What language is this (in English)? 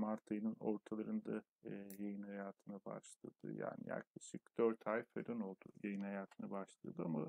Turkish